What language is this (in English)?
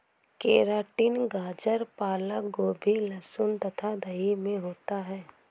Hindi